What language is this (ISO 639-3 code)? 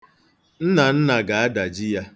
ibo